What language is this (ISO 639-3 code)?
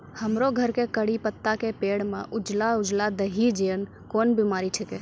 mai